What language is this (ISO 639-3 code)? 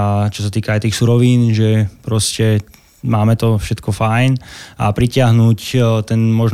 slk